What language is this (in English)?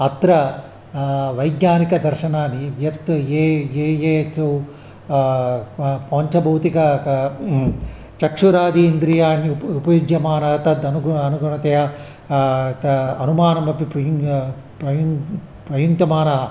Sanskrit